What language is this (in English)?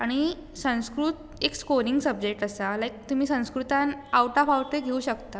Konkani